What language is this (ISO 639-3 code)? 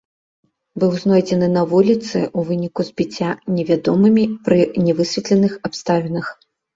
bel